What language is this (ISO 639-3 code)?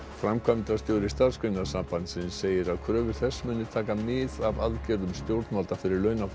isl